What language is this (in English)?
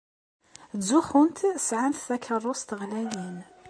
Kabyle